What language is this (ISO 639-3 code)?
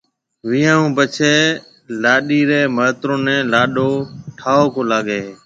mve